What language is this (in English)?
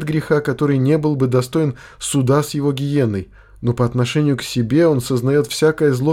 Russian